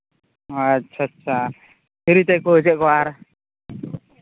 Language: Santali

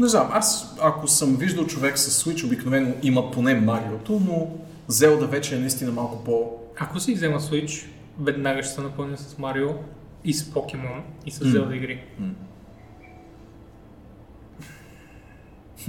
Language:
Bulgarian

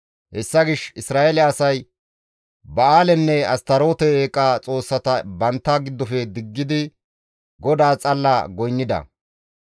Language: Gamo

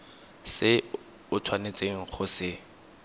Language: Tswana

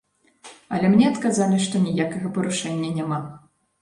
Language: Belarusian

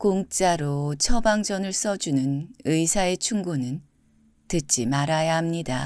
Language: Korean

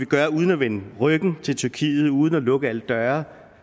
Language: Danish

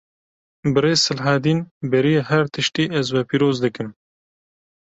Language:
Kurdish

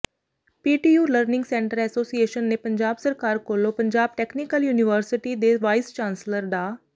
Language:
Punjabi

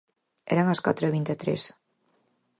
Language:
Galician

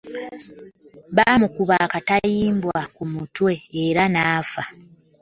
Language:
Ganda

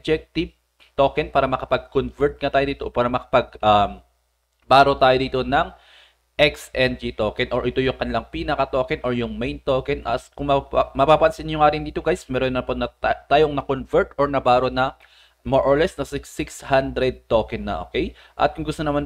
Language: Filipino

